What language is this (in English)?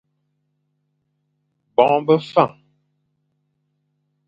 Fang